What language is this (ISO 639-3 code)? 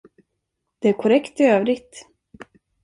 swe